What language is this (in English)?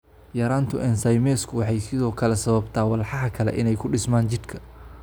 Somali